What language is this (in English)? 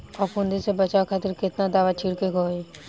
Bhojpuri